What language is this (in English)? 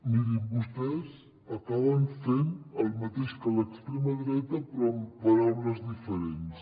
Catalan